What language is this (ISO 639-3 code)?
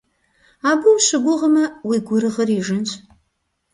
kbd